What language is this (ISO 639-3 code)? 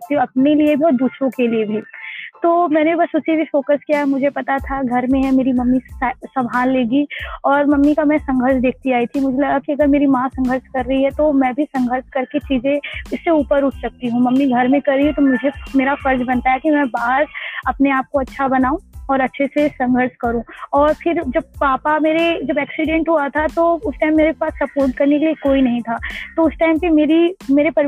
hin